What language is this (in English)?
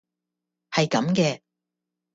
Cantonese